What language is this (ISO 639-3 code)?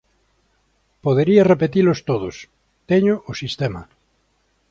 glg